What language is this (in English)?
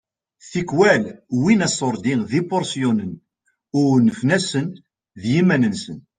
Kabyle